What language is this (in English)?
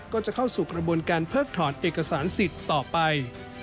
Thai